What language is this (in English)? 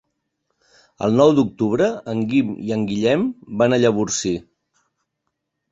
Catalan